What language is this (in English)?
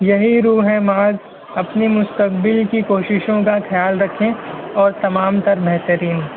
Urdu